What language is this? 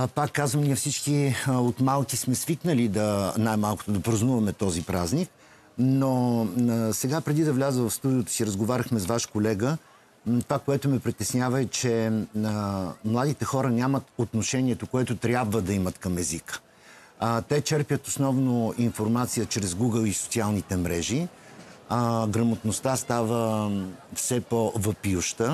Bulgarian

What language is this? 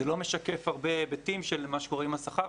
Hebrew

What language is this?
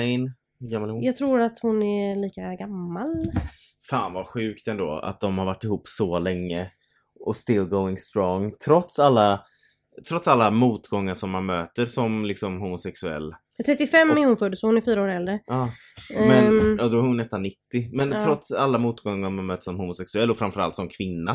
Swedish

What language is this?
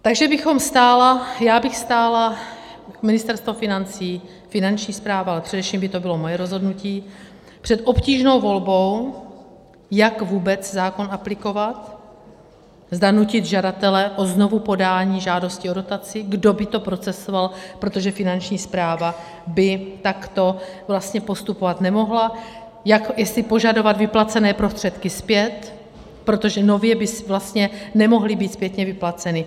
Czech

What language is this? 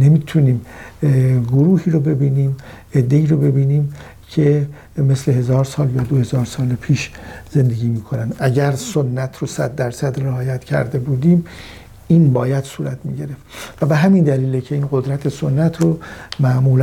Persian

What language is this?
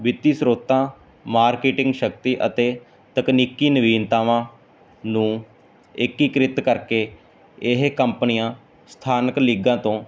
Punjabi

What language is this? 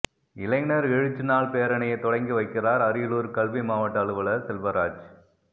Tamil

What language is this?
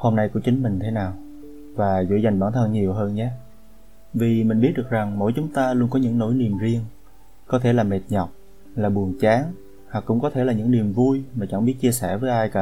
Vietnamese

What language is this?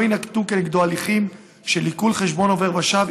Hebrew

